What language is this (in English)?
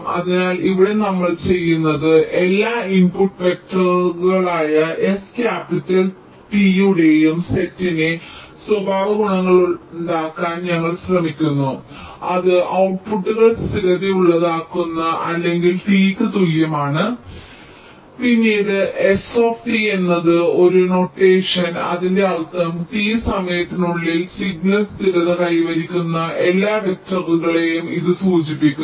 Malayalam